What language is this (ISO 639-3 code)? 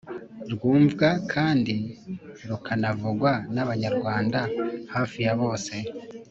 kin